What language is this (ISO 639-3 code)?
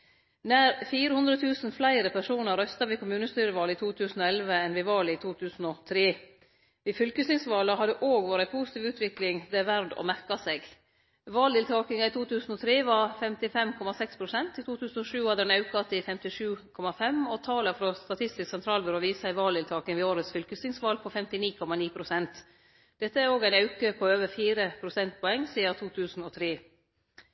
nno